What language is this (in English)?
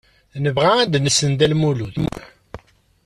Kabyle